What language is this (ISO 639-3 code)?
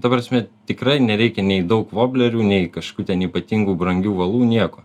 lit